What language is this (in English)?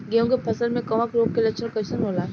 Bhojpuri